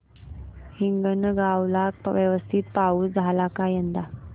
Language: Marathi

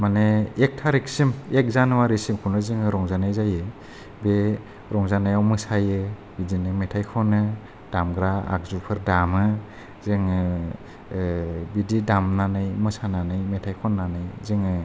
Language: Bodo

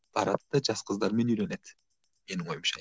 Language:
Kazakh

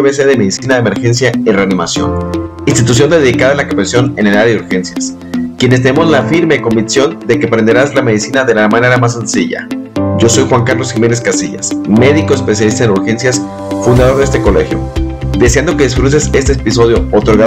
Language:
Spanish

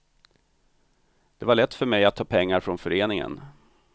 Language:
Swedish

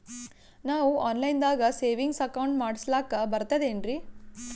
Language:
Kannada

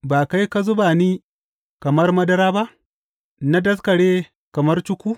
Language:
Hausa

